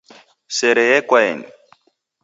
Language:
Taita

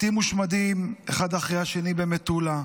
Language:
Hebrew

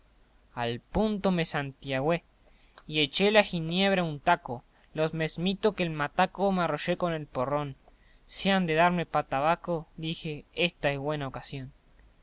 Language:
Spanish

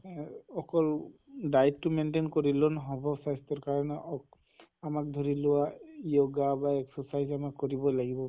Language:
Assamese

